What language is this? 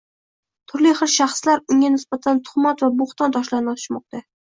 Uzbek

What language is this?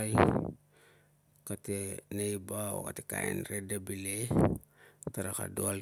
Tungag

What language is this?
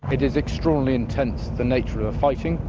English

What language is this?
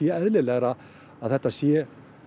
Icelandic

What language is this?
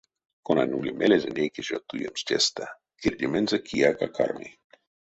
Erzya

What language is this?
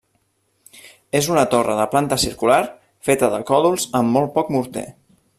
Catalan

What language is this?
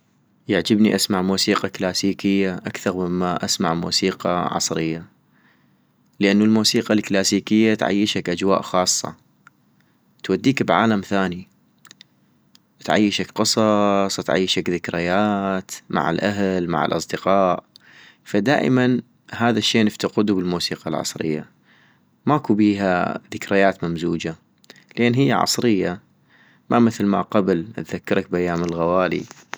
North Mesopotamian Arabic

